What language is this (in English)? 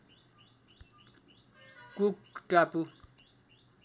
Nepali